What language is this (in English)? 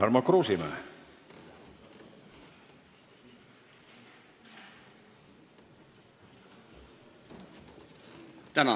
Estonian